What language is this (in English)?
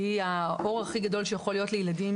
Hebrew